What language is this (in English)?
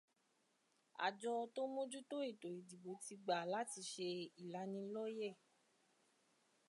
Yoruba